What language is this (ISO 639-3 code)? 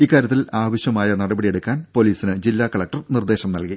mal